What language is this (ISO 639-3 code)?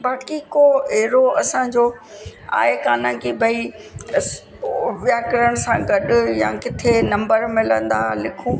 snd